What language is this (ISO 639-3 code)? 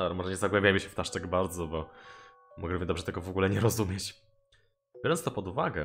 pol